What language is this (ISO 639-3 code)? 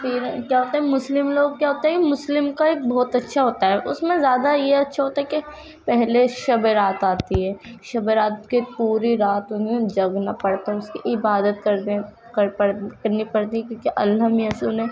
urd